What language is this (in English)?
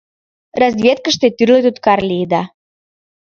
Mari